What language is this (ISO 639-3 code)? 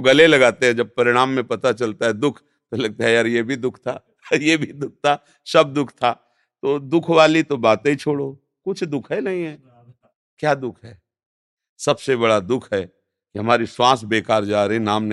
hin